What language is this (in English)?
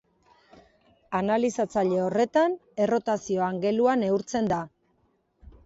Basque